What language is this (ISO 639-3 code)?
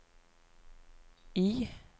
nor